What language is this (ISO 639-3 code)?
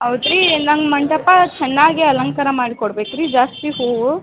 kan